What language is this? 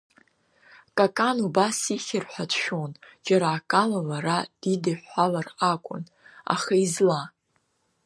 Abkhazian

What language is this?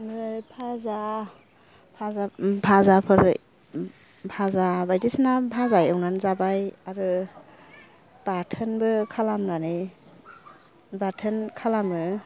Bodo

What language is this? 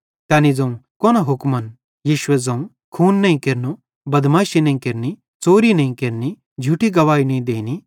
Bhadrawahi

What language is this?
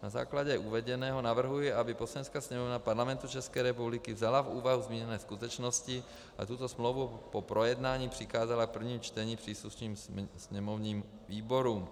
Czech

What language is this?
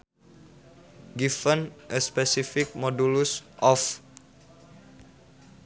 Sundanese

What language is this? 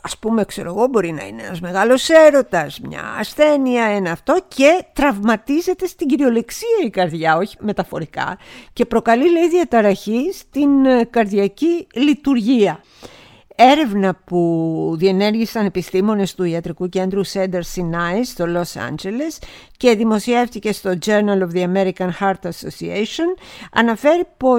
Greek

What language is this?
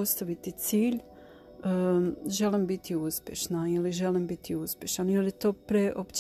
Croatian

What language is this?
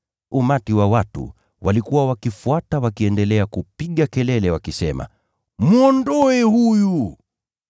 Swahili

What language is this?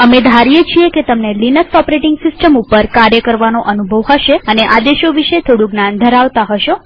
Gujarati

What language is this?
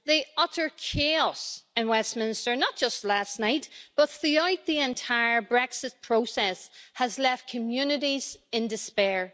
English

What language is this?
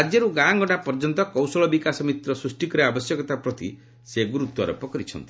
Odia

